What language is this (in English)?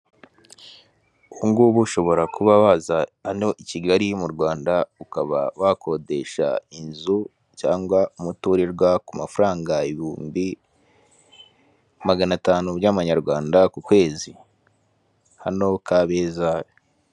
Kinyarwanda